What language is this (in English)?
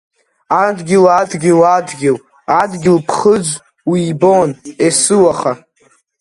Abkhazian